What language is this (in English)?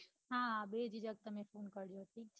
Gujarati